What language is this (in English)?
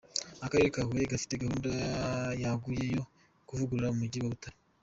Kinyarwanda